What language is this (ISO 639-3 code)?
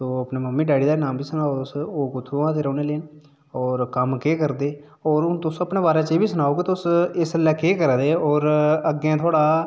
doi